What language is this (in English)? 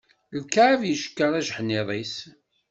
Kabyle